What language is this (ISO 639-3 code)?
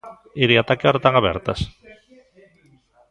glg